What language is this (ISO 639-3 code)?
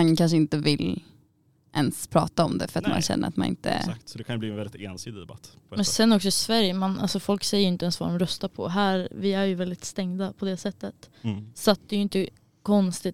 swe